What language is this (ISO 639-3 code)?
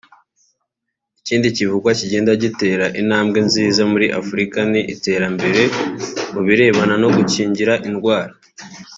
kin